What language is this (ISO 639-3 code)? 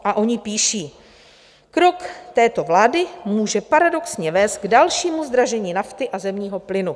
ces